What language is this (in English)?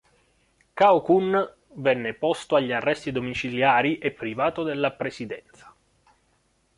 Italian